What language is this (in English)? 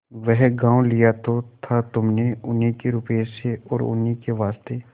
Hindi